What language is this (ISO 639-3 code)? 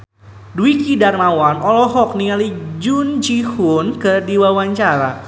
sun